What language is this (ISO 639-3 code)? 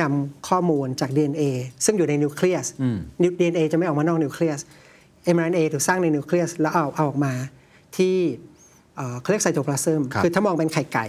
tha